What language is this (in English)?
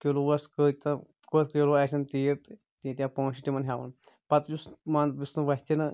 Kashmiri